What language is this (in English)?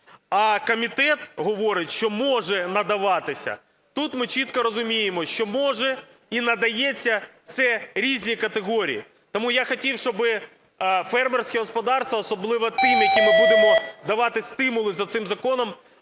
Ukrainian